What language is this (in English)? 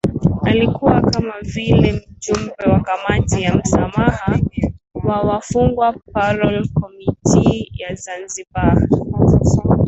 Swahili